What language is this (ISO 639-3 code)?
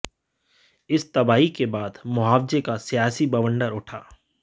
hin